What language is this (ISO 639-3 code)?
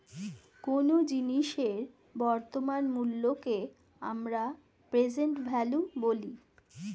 ben